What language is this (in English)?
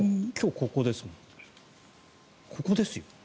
Japanese